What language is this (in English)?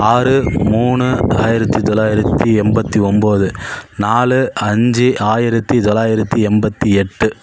Tamil